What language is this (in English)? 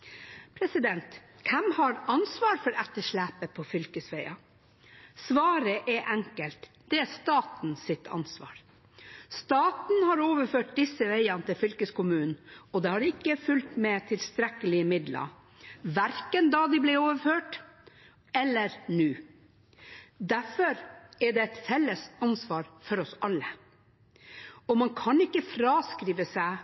Norwegian Bokmål